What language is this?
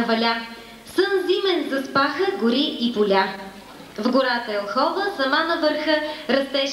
Bulgarian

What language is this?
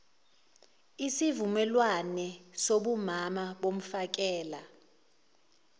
Zulu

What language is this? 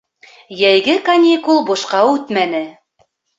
Bashkir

